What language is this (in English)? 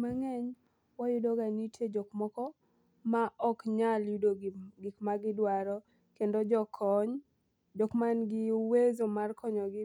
Luo (Kenya and Tanzania)